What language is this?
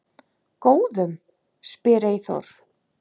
Icelandic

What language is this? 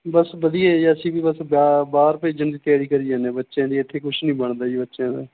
Punjabi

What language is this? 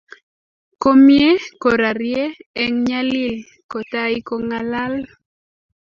Kalenjin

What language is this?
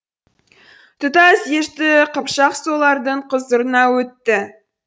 Kazakh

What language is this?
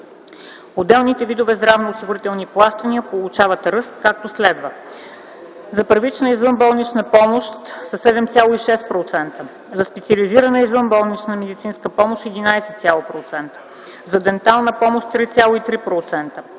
Bulgarian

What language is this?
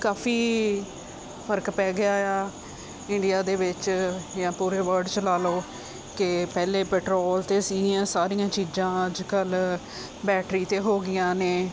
Punjabi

